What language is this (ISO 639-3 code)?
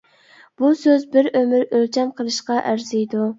uig